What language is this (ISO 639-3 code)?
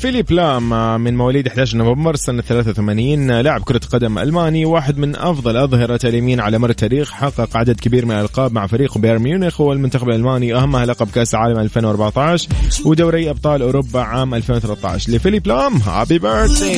ara